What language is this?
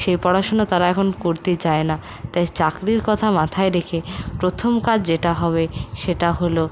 Bangla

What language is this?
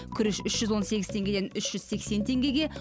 Kazakh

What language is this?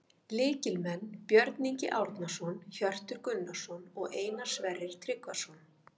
Icelandic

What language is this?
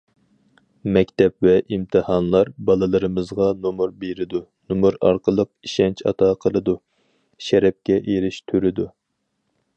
Uyghur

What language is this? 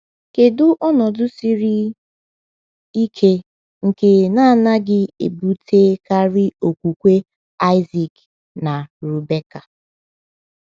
Igbo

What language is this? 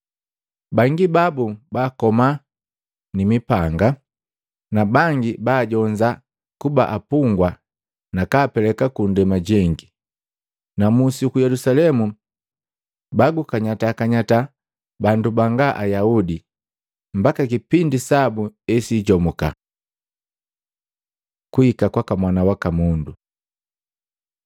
Matengo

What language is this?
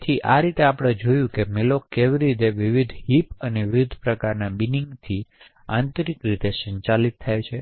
Gujarati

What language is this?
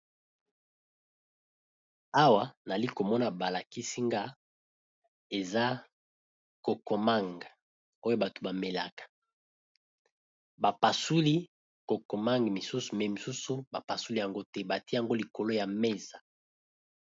Lingala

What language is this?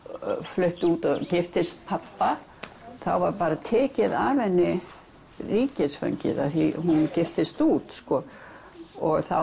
Icelandic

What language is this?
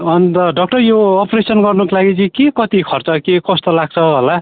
Nepali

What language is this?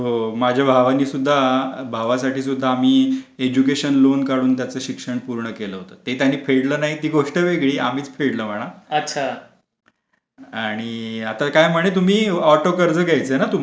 Marathi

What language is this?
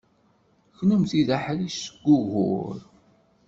Kabyle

